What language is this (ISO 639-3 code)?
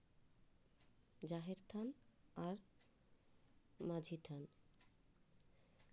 sat